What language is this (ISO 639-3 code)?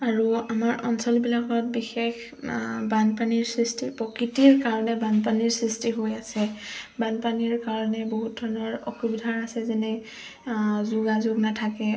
asm